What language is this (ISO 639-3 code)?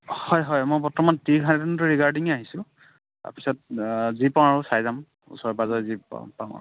asm